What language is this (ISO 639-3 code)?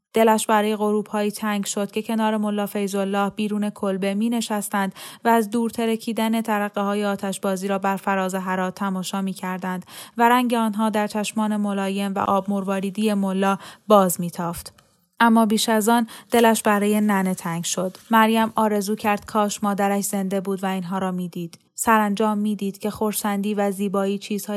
fas